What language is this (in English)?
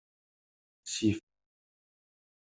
Kabyle